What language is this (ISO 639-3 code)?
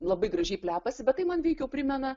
lit